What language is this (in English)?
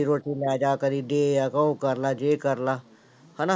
Punjabi